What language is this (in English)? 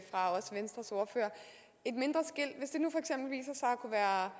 Danish